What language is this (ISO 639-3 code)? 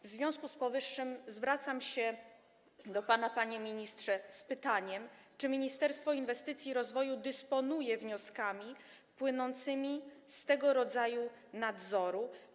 pol